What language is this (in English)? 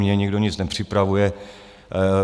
Czech